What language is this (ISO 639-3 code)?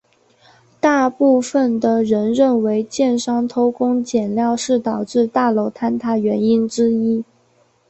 zho